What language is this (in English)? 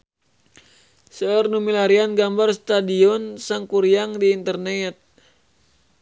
Sundanese